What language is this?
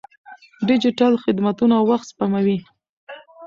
Pashto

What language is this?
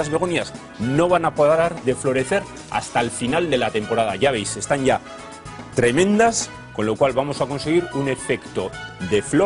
Spanish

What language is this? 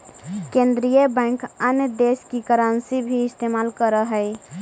Magahi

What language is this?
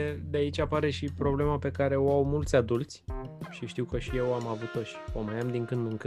Romanian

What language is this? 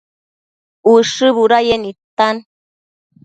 Matsés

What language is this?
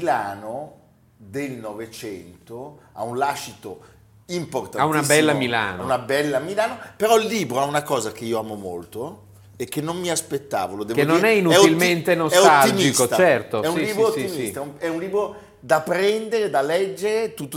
Italian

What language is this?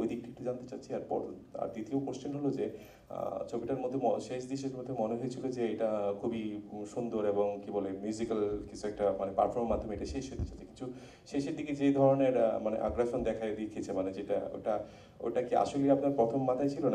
Korean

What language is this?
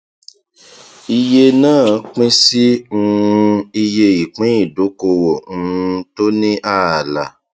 Yoruba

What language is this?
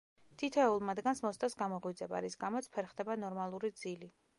Georgian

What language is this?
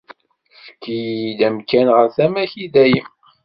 Kabyle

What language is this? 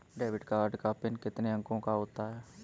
Hindi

